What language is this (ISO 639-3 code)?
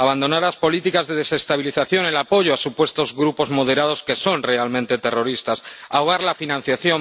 spa